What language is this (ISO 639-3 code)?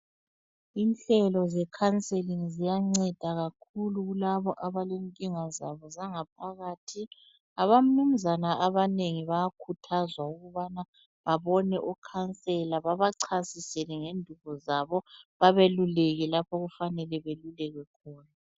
nde